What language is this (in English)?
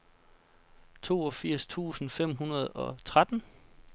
Danish